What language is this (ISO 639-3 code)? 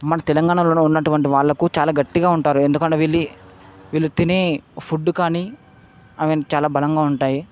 tel